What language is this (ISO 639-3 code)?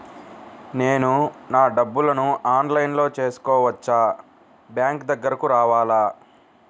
tel